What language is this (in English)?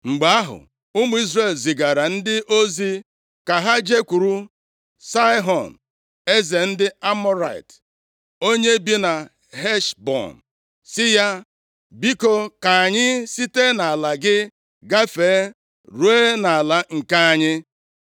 Igbo